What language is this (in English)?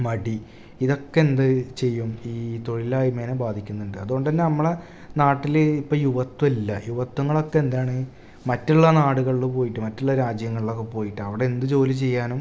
Malayalam